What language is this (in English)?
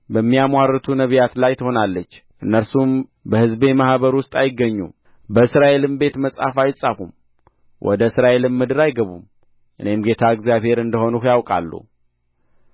Amharic